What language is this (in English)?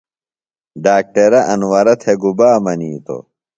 Phalura